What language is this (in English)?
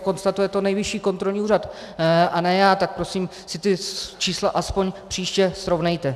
Czech